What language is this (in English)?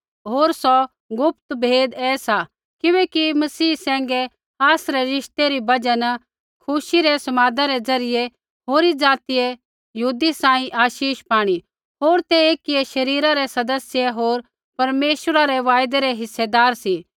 Kullu Pahari